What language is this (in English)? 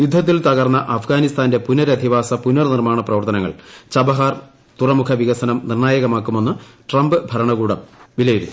Malayalam